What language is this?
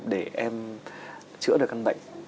Vietnamese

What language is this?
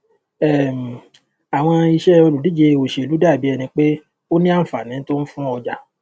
Yoruba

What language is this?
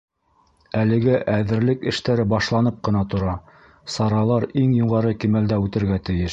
Bashkir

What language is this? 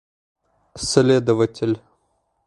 Bashkir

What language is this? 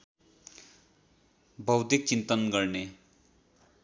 Nepali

